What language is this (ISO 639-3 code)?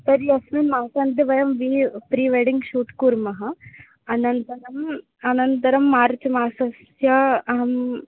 san